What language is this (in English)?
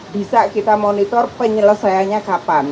Indonesian